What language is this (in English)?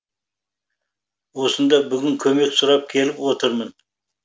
Kazakh